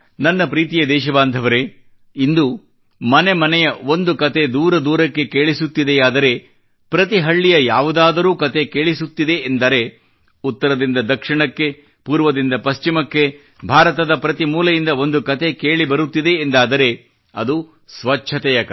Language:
Kannada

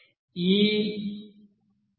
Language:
Telugu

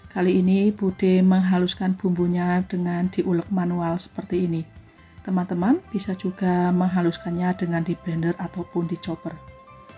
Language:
Indonesian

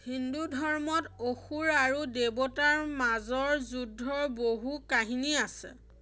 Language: Assamese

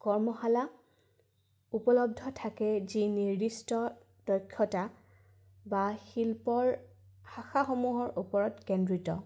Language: Assamese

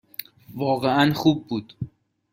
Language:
Persian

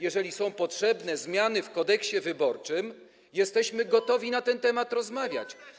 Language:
Polish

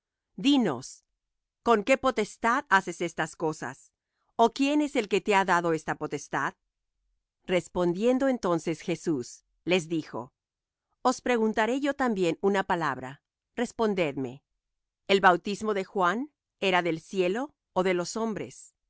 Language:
Spanish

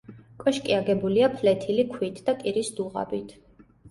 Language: Georgian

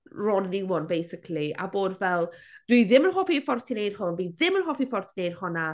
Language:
Welsh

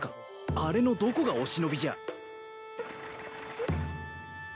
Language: Japanese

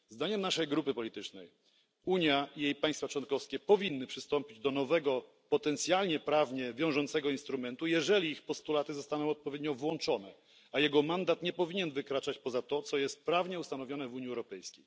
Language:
Polish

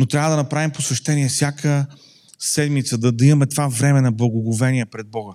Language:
Bulgarian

